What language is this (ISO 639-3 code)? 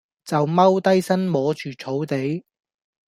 yue